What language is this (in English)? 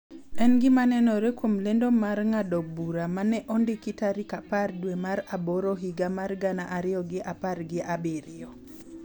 Luo (Kenya and Tanzania)